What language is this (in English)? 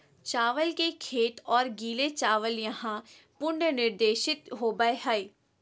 Magahi